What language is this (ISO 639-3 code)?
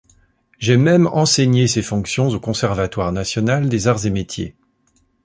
fra